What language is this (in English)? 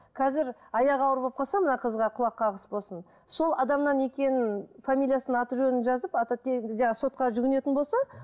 Kazakh